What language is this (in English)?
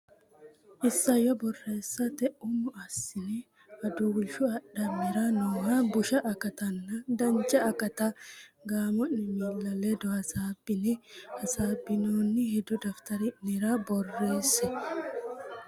Sidamo